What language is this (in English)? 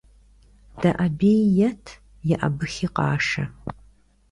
Kabardian